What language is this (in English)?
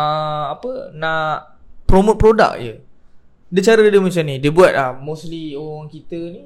Malay